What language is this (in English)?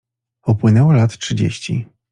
Polish